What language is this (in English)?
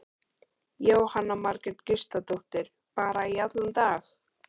Icelandic